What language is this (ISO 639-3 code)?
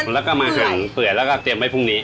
tha